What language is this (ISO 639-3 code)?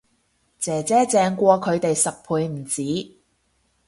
yue